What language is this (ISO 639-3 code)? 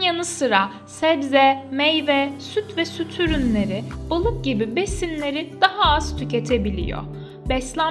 tur